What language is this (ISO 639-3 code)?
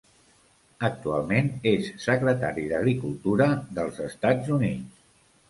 cat